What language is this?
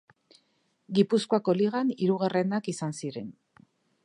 Basque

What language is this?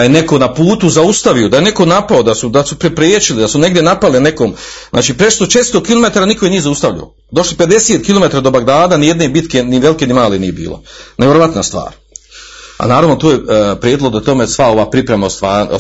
Croatian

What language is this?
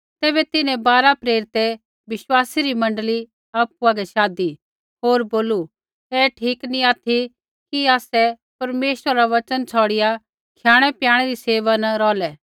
Kullu Pahari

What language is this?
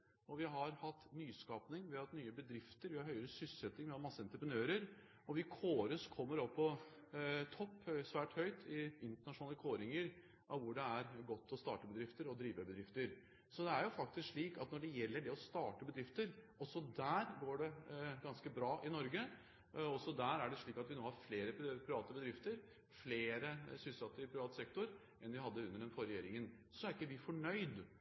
Norwegian Bokmål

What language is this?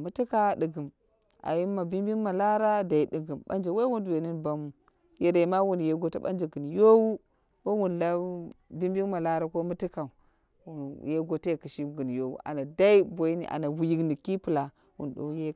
Dera (Nigeria)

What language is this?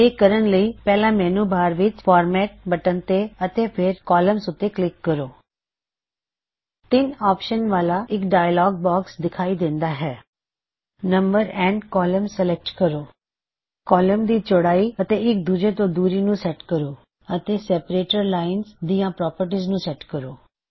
Punjabi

